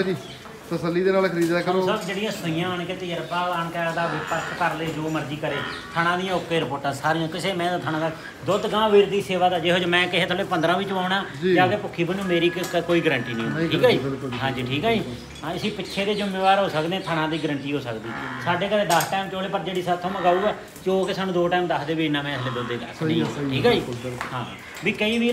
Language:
Punjabi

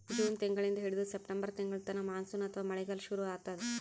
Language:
Kannada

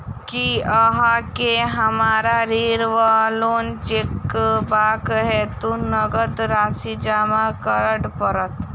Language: Maithili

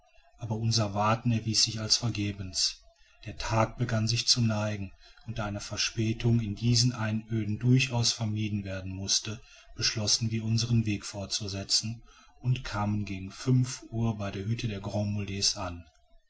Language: German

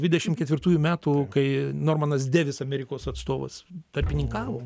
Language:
Lithuanian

